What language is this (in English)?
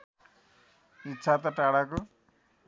Nepali